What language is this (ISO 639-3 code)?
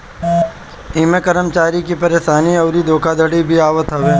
bho